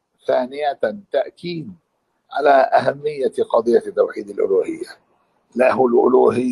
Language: Arabic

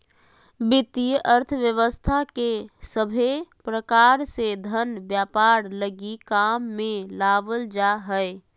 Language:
Magahi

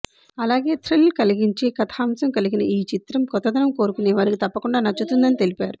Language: Telugu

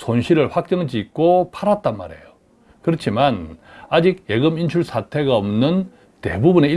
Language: Korean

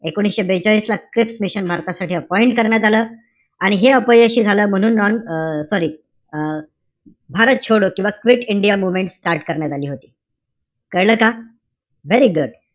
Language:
Marathi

